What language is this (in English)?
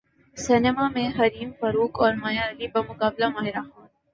Urdu